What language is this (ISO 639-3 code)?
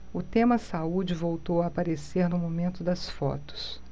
por